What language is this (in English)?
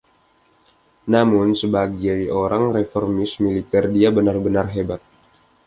Indonesian